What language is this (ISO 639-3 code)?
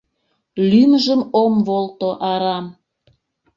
chm